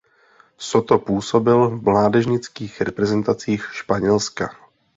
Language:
Czech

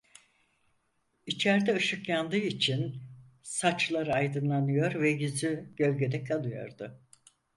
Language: Turkish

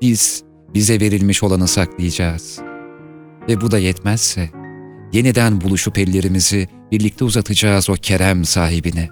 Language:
Turkish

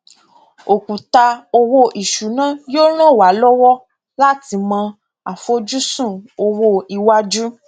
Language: Yoruba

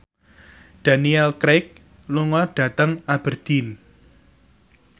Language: Javanese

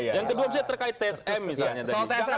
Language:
Indonesian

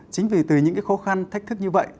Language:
Vietnamese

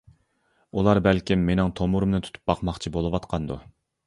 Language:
Uyghur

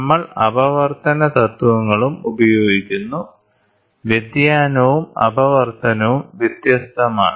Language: Malayalam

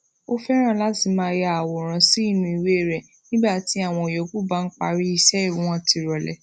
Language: Yoruba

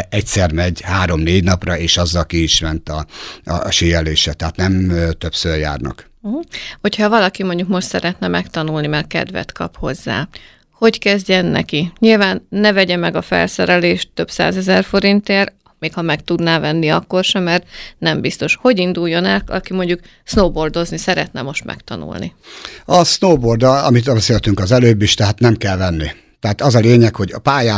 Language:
Hungarian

